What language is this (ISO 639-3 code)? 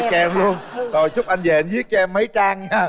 vie